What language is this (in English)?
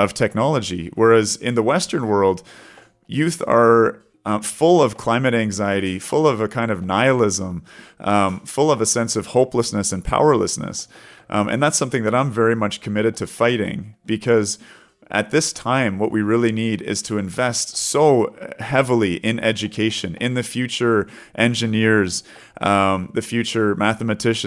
English